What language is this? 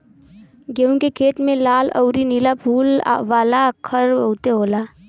Bhojpuri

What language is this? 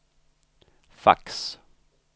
Swedish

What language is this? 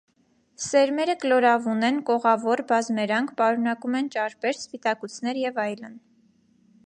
Armenian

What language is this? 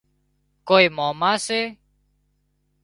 Wadiyara Koli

